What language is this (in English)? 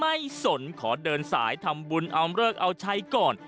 Thai